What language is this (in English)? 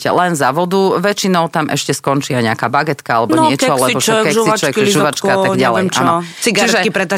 Slovak